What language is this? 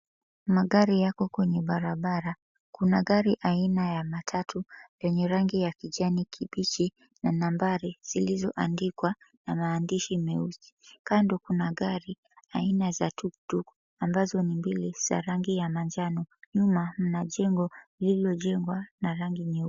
Swahili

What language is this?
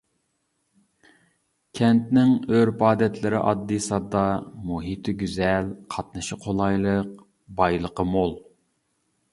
Uyghur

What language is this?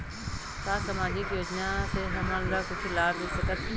Chhattisgarhi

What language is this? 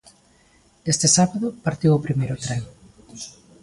Galician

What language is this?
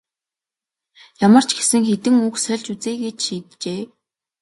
Mongolian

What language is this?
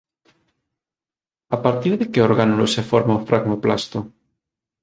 Galician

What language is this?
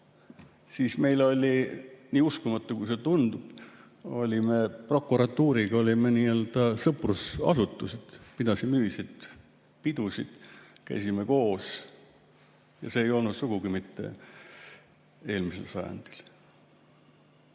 Estonian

